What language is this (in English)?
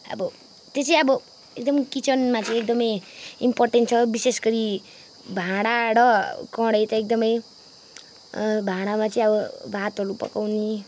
Nepali